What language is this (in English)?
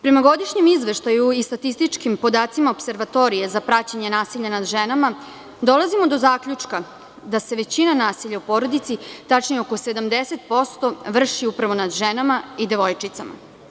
Serbian